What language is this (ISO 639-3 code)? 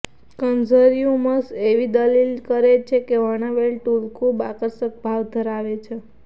guj